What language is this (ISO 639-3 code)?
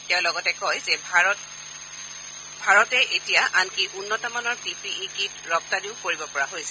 asm